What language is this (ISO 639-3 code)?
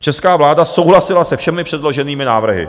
ces